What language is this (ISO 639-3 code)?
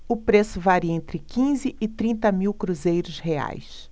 por